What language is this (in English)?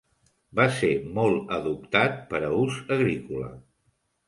Catalan